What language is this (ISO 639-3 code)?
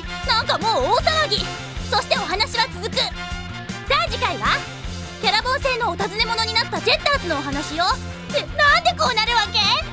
jpn